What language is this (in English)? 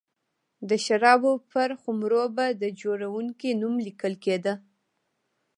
Pashto